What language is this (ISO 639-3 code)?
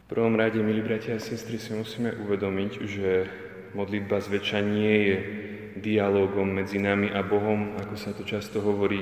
slk